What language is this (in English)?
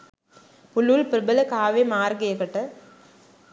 Sinhala